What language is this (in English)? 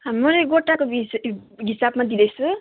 Nepali